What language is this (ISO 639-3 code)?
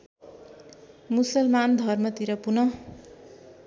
nep